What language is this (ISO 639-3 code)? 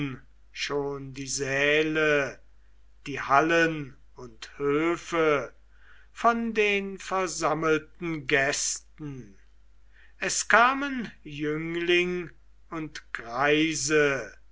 deu